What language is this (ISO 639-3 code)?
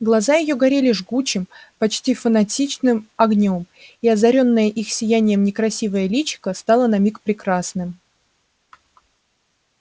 rus